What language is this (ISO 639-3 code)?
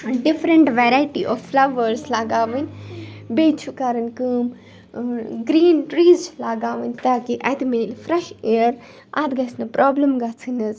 kas